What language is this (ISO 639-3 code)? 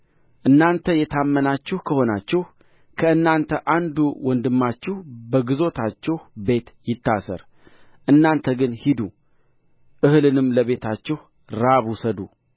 amh